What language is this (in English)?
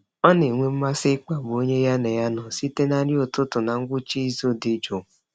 Igbo